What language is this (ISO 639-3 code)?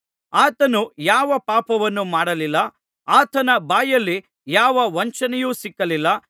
kan